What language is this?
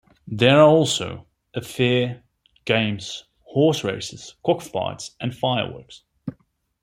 English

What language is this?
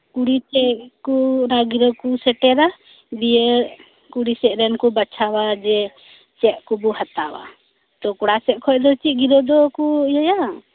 Santali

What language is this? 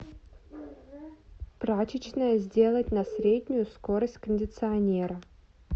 Russian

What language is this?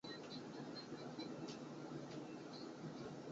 Chinese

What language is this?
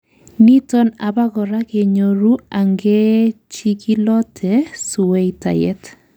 Kalenjin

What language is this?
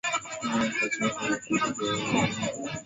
Swahili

